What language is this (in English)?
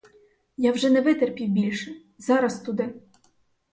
Ukrainian